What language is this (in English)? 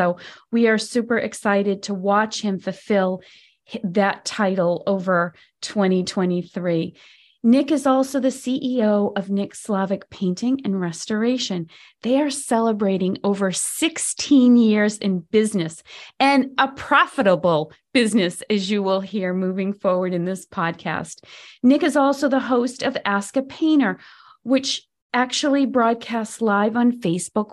English